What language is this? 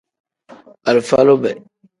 Tem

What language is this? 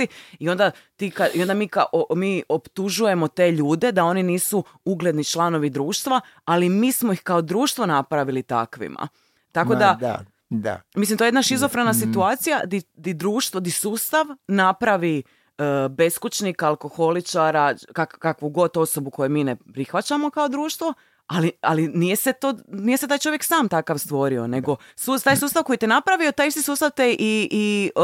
Croatian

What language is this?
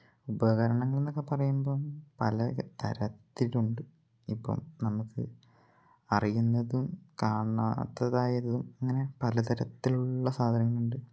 Malayalam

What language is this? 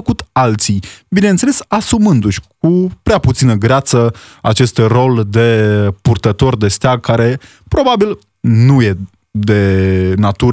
Romanian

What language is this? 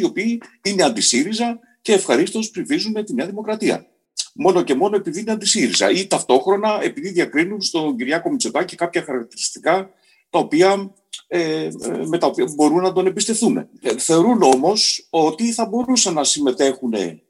Greek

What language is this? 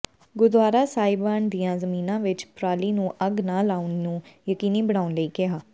Punjabi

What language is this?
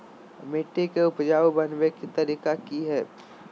Magahi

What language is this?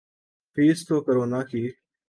Urdu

